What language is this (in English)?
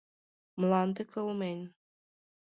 Mari